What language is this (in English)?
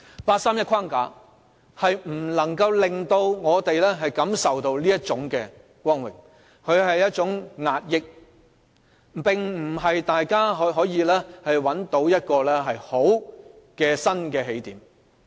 Cantonese